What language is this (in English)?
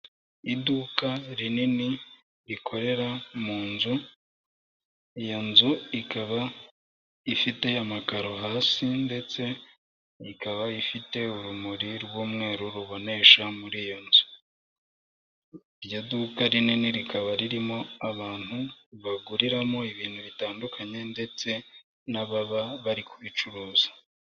Kinyarwanda